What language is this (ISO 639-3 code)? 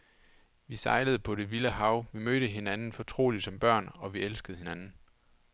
dan